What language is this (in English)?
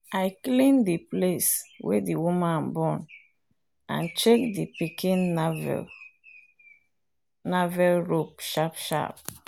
Nigerian Pidgin